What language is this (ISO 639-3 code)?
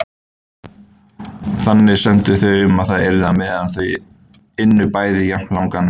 isl